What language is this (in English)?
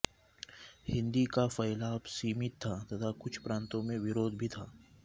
Sanskrit